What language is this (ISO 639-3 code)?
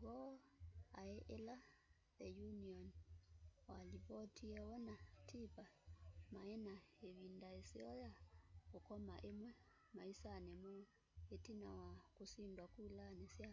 kam